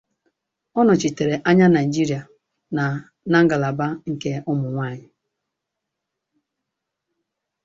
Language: Igbo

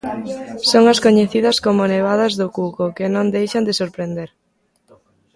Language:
Galician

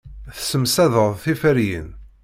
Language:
Kabyle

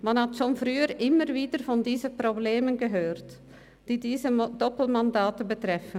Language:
Swiss German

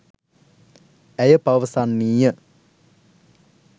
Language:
Sinhala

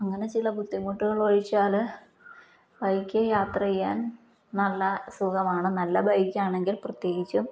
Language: Malayalam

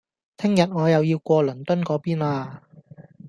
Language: Cantonese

